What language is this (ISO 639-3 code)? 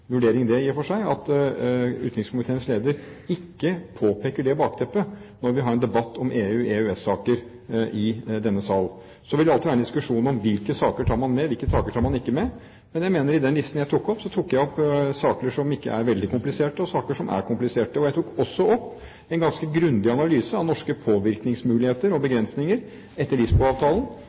nob